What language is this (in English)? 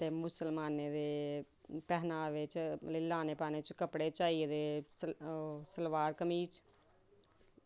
Dogri